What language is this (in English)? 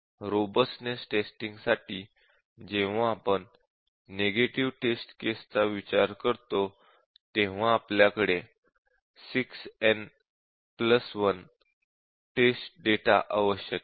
Marathi